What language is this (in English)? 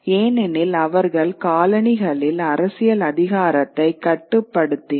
Tamil